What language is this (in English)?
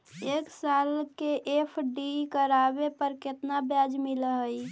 Magahi